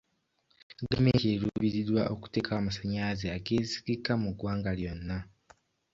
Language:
Ganda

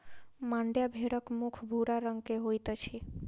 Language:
Maithili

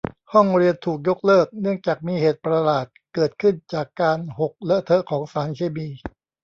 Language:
Thai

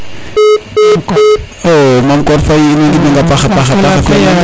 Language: Serer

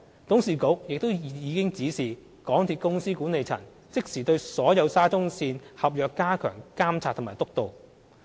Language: Cantonese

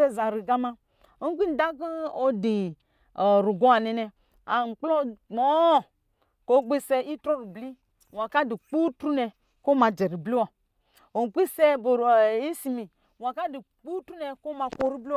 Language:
Lijili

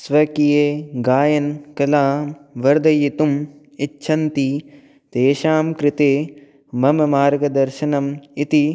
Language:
Sanskrit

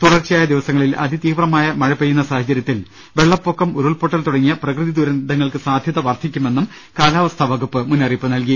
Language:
Malayalam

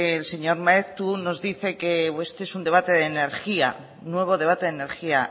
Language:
Spanish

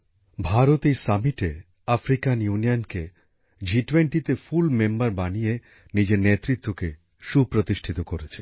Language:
Bangla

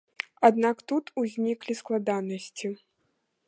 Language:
Belarusian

